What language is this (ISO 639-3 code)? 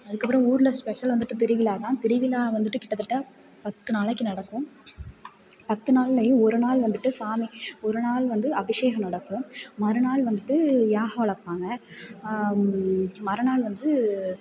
tam